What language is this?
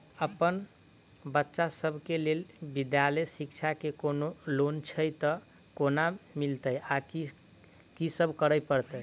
Maithili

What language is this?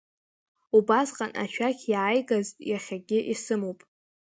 Abkhazian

